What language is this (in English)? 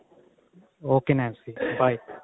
Punjabi